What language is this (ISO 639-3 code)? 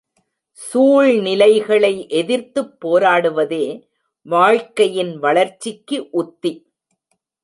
tam